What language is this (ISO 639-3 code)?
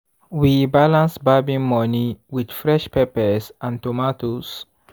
pcm